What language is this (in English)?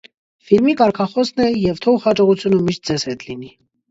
Armenian